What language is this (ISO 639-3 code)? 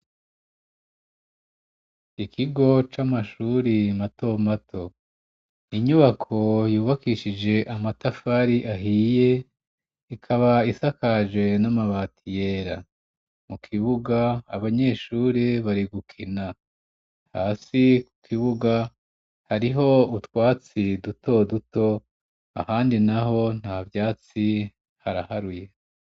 run